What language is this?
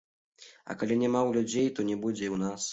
Belarusian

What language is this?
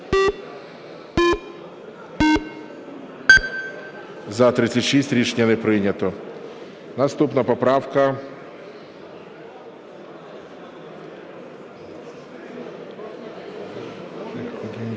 Ukrainian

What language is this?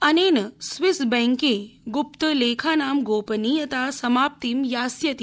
Sanskrit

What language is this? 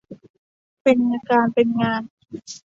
Thai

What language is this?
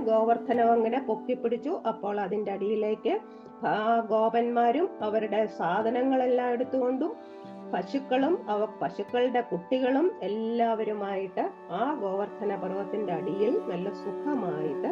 Malayalam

